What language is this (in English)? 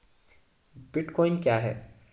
Hindi